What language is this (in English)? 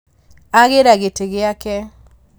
Kikuyu